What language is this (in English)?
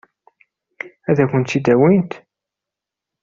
Kabyle